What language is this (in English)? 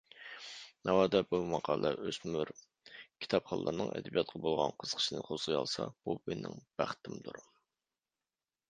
Uyghur